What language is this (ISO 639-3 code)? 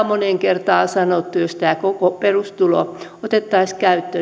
fin